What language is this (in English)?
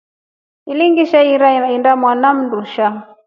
Rombo